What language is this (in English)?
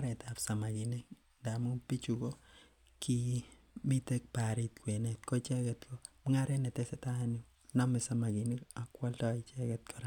Kalenjin